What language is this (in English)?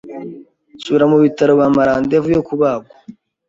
Kinyarwanda